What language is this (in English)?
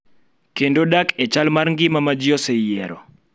Luo (Kenya and Tanzania)